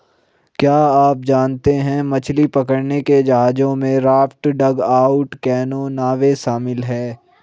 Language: Hindi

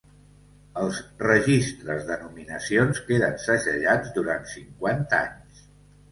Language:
Catalan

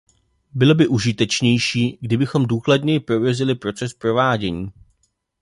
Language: Czech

